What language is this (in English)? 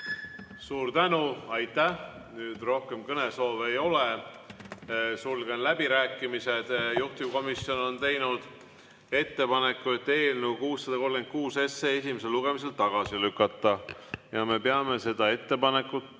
Estonian